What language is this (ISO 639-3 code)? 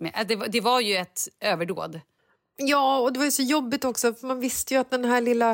swe